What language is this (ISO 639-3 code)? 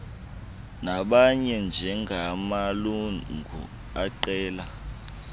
xho